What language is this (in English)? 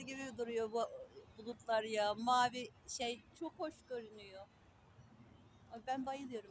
Turkish